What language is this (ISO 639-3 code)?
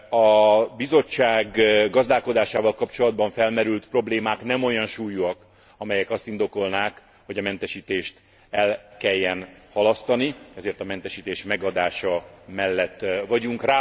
hun